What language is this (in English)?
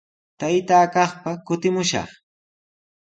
Sihuas Ancash Quechua